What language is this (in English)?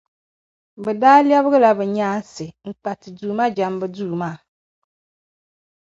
Dagbani